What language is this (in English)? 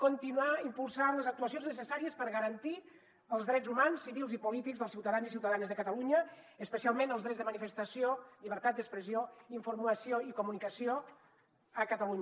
Catalan